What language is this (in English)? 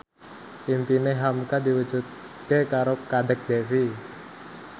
Javanese